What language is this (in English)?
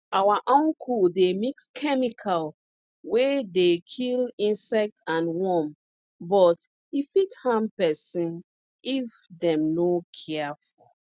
Nigerian Pidgin